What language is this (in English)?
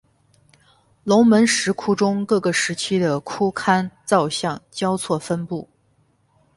Chinese